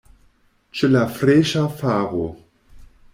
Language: Esperanto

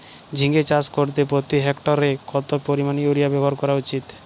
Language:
Bangla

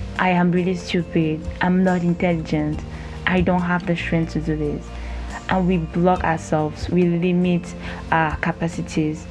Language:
English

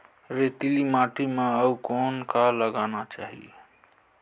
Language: Chhattisgarhi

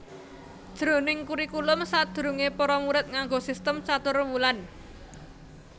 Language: Javanese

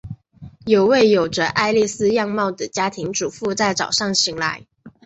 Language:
Chinese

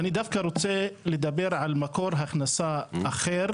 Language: Hebrew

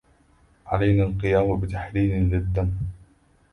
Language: Arabic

